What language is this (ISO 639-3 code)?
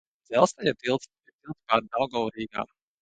lav